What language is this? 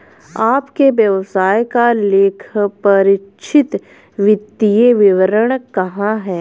Hindi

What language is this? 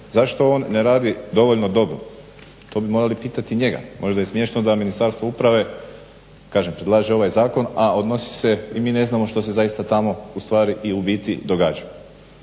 Croatian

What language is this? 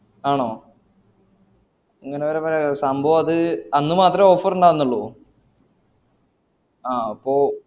Malayalam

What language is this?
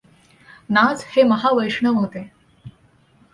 Marathi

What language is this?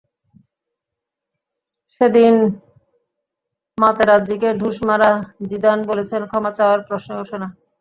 Bangla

